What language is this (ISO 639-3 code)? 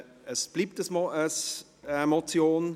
gsw